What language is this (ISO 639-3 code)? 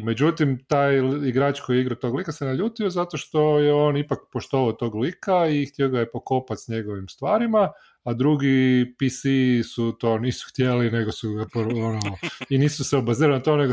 hrv